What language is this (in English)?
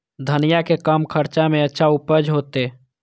Maithili